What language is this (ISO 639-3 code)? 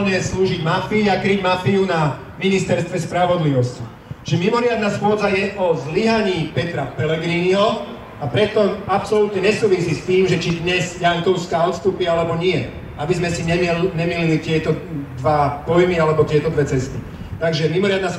slk